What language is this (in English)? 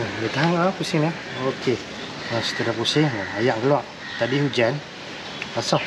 Malay